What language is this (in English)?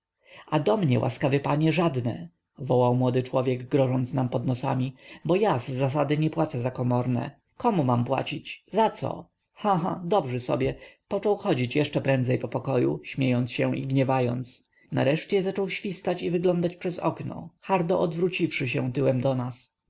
Polish